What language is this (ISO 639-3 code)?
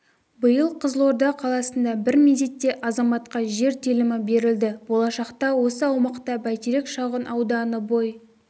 kaz